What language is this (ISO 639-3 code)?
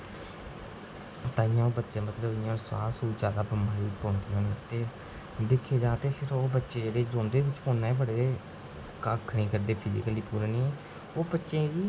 doi